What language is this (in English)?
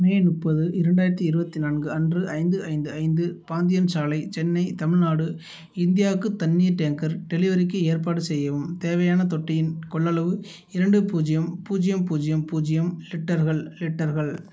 Tamil